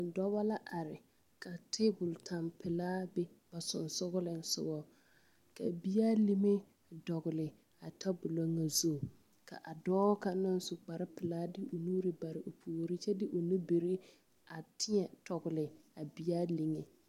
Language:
Southern Dagaare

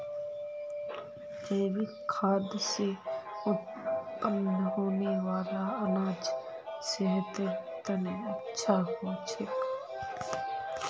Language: Magahi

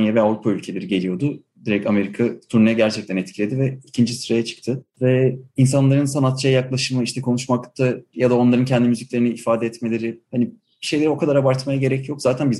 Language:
Turkish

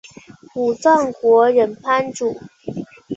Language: Chinese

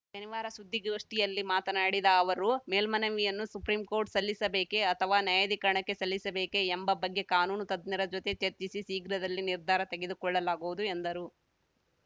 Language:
Kannada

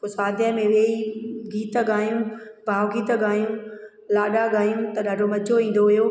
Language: Sindhi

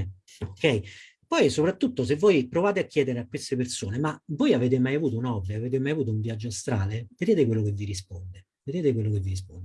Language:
Italian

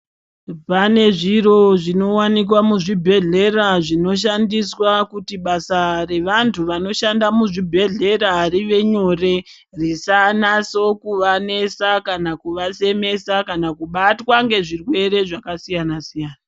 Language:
Ndau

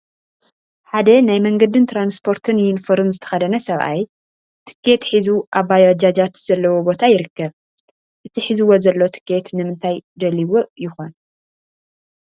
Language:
Tigrinya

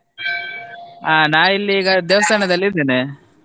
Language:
Kannada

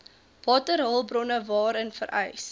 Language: Afrikaans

